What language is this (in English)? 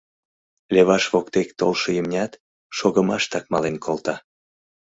Mari